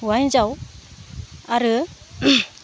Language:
Bodo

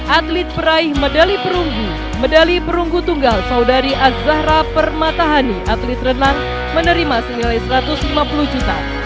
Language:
Indonesian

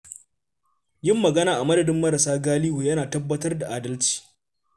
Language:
Hausa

